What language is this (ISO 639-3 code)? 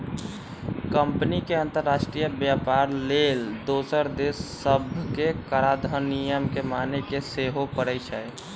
mag